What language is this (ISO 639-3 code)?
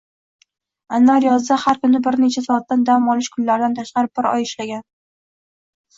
uzb